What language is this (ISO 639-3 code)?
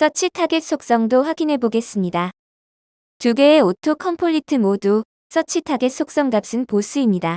kor